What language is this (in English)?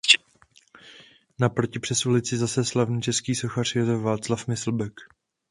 Czech